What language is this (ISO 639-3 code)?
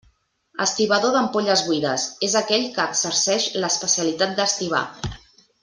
cat